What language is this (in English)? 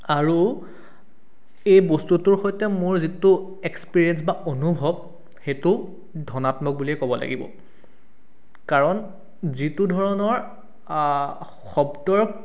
Assamese